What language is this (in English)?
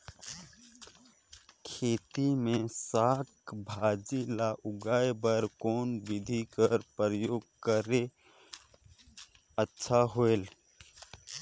Chhattisgarhi